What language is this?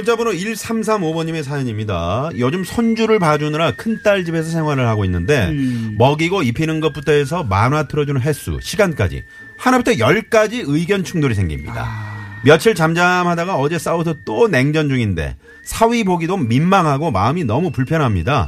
Korean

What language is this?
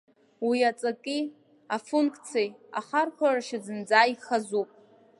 Abkhazian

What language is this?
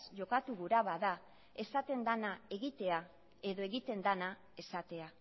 Basque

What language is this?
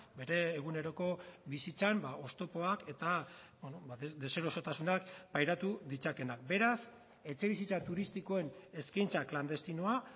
Basque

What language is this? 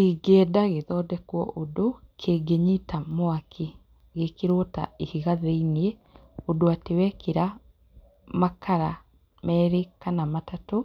Kikuyu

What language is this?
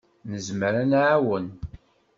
Kabyle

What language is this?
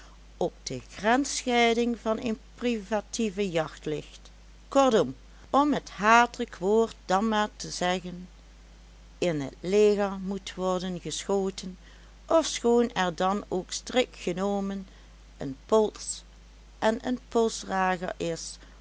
Dutch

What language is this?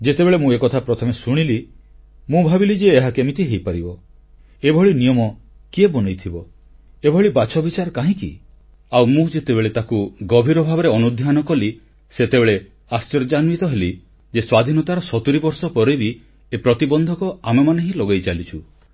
Odia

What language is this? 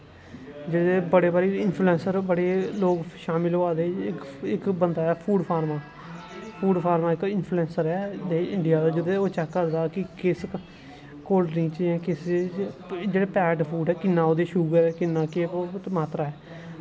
Dogri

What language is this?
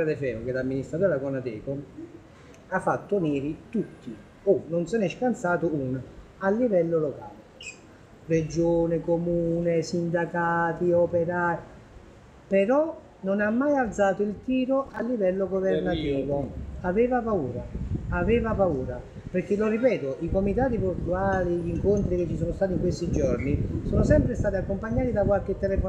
Italian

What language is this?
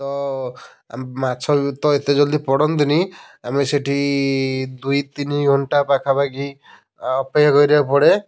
Odia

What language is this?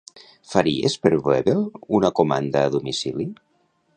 Catalan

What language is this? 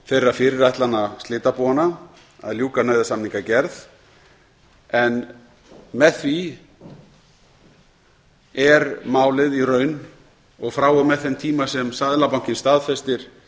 Icelandic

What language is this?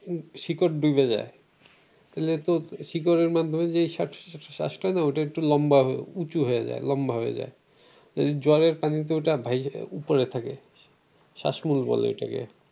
Bangla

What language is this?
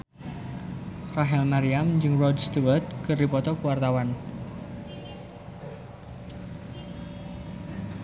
Sundanese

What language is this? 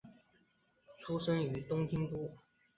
Chinese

